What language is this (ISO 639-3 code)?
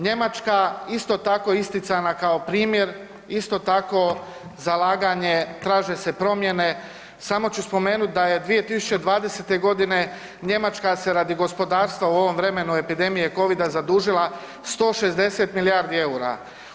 hrv